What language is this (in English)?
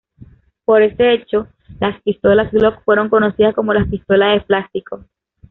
Spanish